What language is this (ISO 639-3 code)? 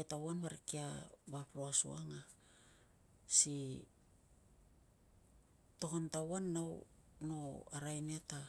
lcm